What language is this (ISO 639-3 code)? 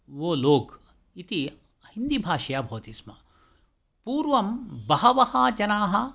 san